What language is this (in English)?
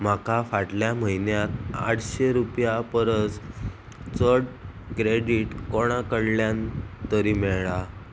Konkani